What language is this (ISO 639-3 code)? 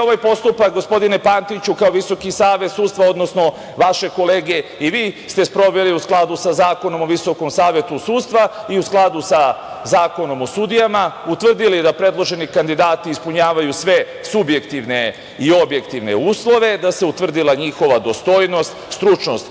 srp